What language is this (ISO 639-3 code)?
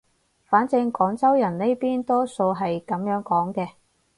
yue